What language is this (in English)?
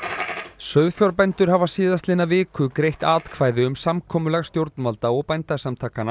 Icelandic